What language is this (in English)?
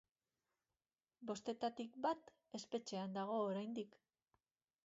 Basque